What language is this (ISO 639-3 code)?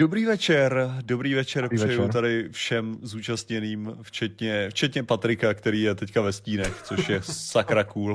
ces